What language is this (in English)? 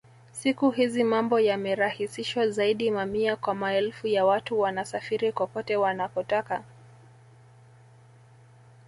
Swahili